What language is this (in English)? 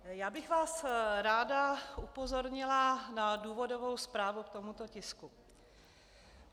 Czech